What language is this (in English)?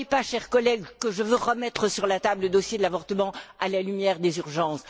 French